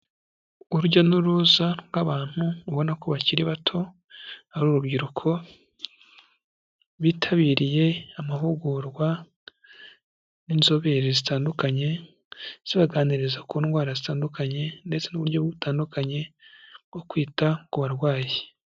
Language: Kinyarwanda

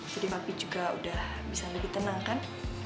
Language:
Indonesian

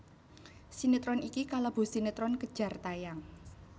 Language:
Javanese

